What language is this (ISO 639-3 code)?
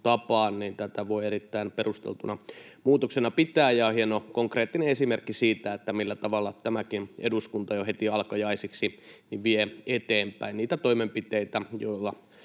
fin